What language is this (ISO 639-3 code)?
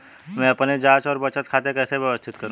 hin